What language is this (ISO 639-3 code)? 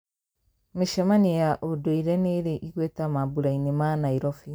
kik